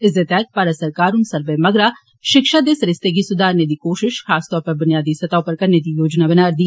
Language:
Dogri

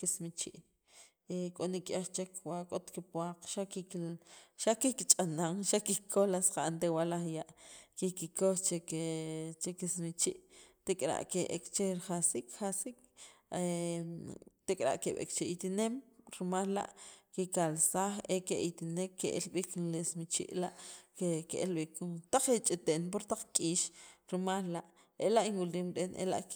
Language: Sacapulteco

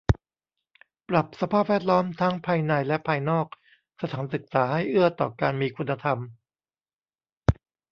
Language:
Thai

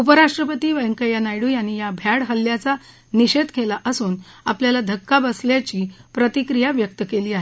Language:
Marathi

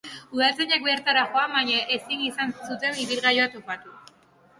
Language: Basque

